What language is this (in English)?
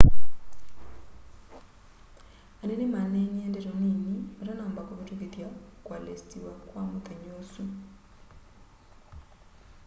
Kamba